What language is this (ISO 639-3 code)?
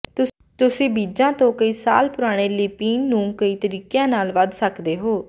pan